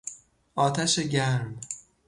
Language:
Persian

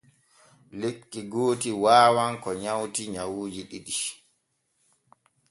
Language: Borgu Fulfulde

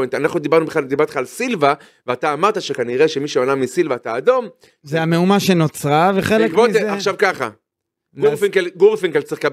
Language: Hebrew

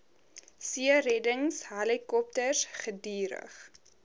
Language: Afrikaans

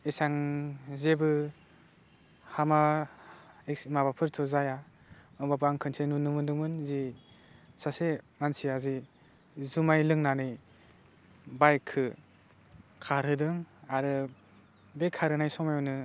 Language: Bodo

